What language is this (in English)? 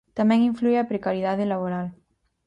Galician